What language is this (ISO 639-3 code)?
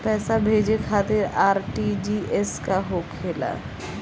bho